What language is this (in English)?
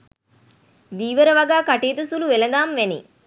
Sinhala